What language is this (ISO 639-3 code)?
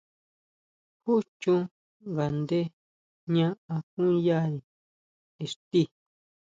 mau